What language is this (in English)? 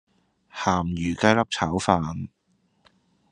Cantonese